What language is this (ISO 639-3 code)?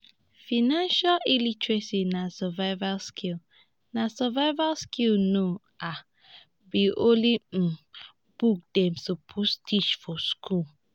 pcm